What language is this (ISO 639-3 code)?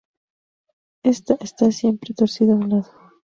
spa